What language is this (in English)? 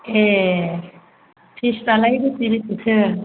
Bodo